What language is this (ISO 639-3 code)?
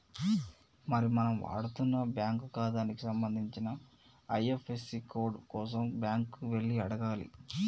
tel